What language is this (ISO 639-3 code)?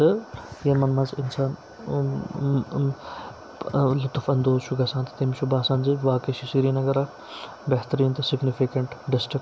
kas